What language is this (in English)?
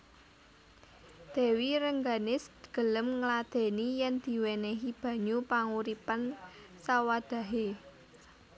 Javanese